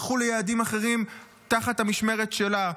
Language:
Hebrew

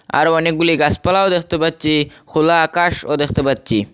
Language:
Bangla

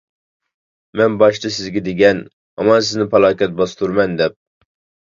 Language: Uyghur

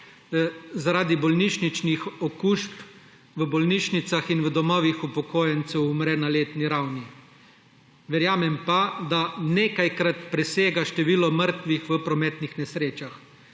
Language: Slovenian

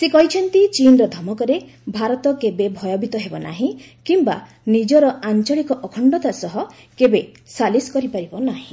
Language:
Odia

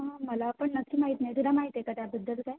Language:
Marathi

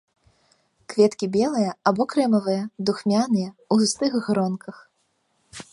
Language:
Belarusian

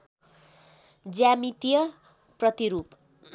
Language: Nepali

